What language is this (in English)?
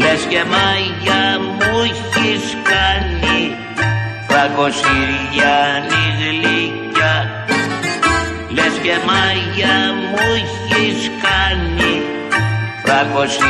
Greek